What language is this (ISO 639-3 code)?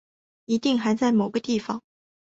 zho